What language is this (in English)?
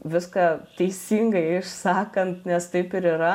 Lithuanian